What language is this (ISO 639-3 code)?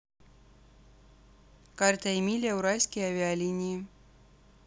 rus